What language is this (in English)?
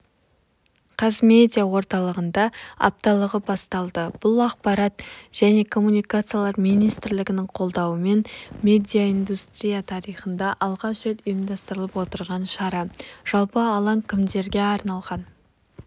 Kazakh